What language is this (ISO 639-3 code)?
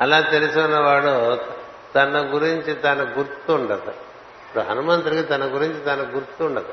tel